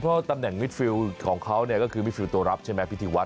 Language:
Thai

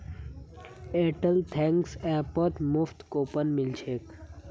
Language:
Magahi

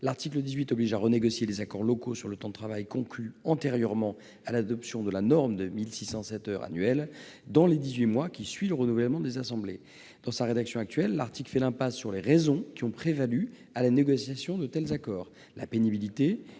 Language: French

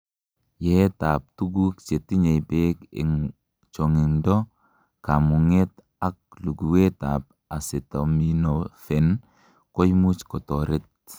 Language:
Kalenjin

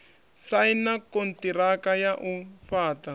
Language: Venda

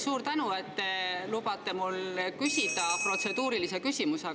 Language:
Estonian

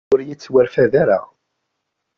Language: Kabyle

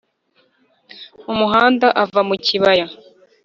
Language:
Kinyarwanda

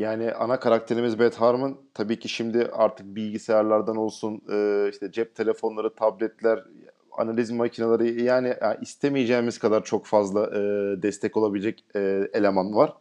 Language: Turkish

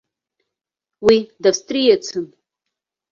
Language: Abkhazian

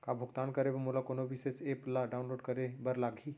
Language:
Chhattisgarhi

